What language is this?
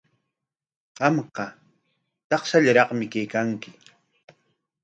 Corongo Ancash Quechua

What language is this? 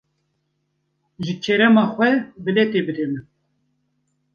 Kurdish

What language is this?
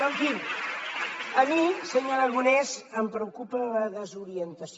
Catalan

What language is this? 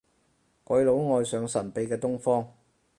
Cantonese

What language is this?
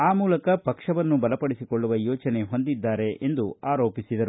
Kannada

